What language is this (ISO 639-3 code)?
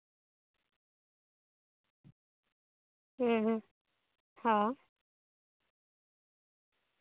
sat